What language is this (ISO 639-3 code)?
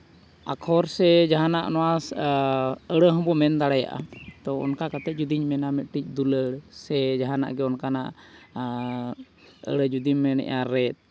sat